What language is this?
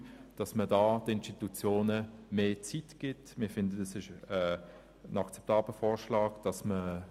Swiss German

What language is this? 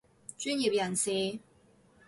Cantonese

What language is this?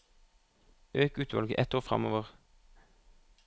Norwegian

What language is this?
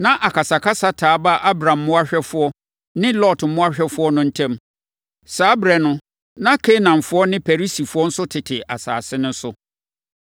Akan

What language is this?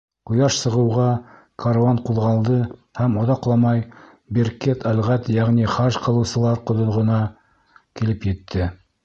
Bashkir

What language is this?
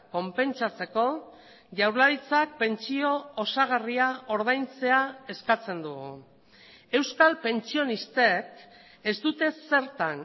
Basque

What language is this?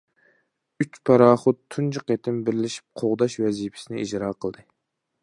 Uyghur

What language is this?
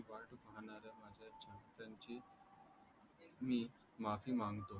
Marathi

